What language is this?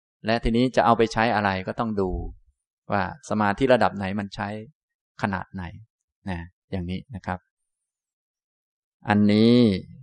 Thai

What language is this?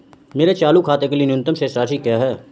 Hindi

